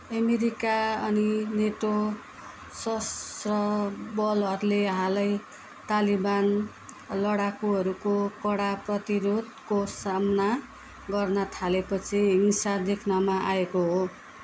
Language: Nepali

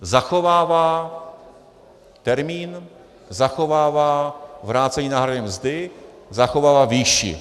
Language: Czech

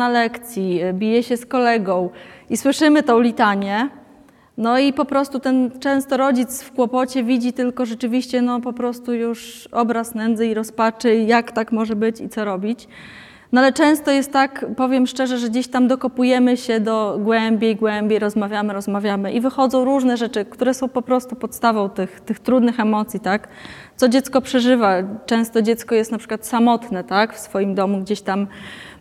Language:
Polish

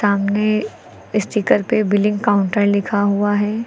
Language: Hindi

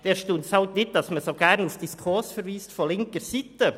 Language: Swiss German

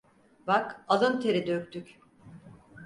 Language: Turkish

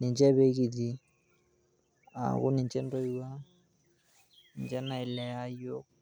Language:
Masai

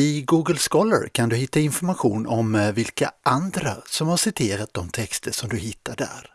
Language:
Swedish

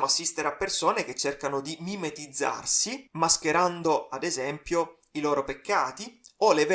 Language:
Italian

